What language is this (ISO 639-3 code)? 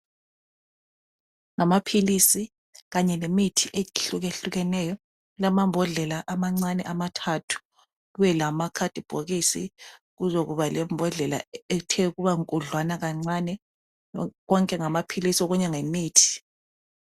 nde